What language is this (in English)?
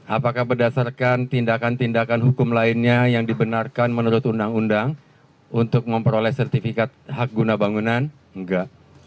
Indonesian